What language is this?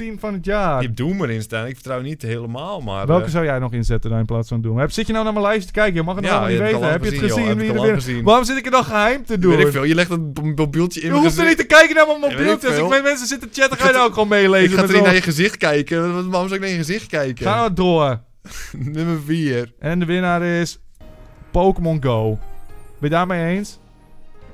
Dutch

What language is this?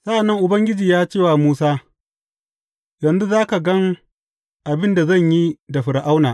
Hausa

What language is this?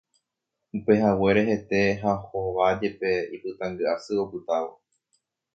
Guarani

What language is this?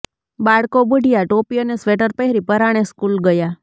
Gujarati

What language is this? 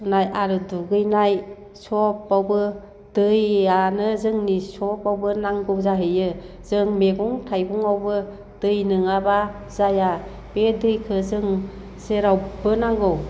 Bodo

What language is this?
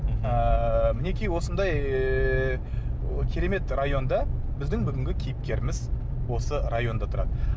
Kazakh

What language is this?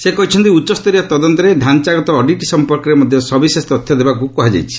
Odia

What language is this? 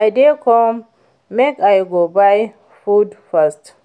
Nigerian Pidgin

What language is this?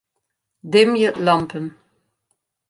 Western Frisian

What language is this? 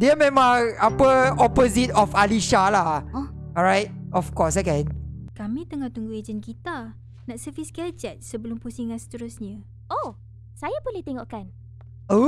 Malay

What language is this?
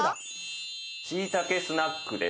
Japanese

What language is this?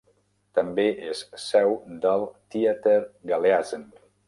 Catalan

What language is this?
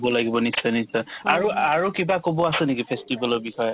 Assamese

